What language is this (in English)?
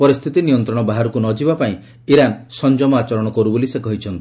Odia